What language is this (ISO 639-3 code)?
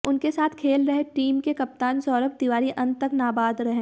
hin